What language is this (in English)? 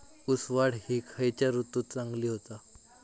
Marathi